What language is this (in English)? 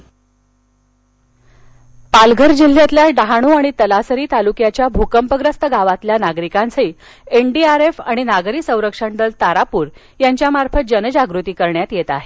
Marathi